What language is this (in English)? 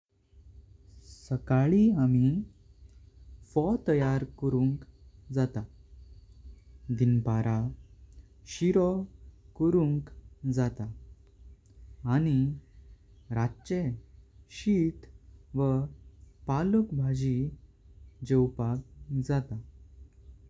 Konkani